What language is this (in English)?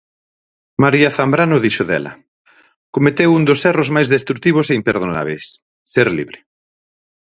Galician